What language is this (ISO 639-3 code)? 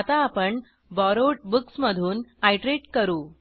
mar